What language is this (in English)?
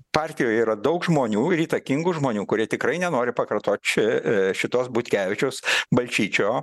Lithuanian